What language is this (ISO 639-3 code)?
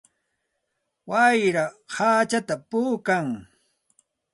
qxt